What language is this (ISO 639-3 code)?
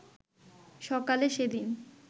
ben